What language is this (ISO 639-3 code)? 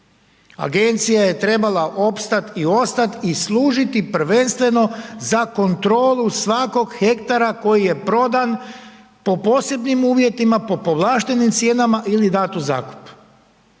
hrv